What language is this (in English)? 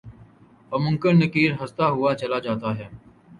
Urdu